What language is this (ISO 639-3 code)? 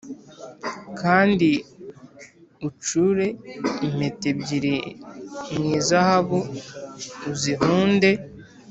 kin